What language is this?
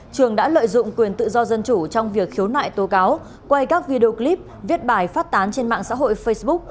Vietnamese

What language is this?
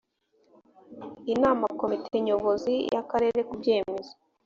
Kinyarwanda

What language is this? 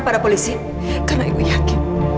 Indonesian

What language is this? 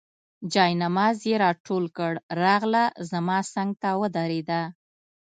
Pashto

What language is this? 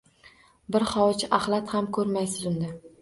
Uzbek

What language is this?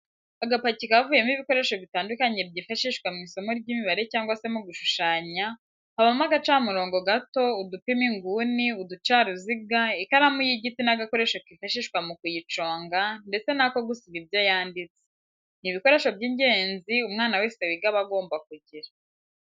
Kinyarwanda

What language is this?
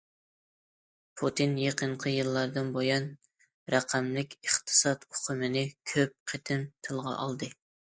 Uyghur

